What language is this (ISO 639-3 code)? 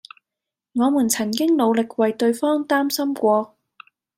yue